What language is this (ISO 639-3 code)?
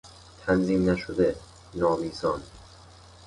fas